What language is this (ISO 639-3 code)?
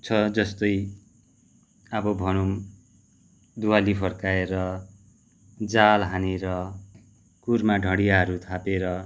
nep